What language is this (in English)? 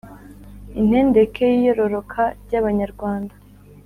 Kinyarwanda